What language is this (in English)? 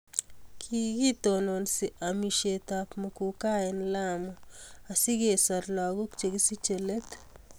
Kalenjin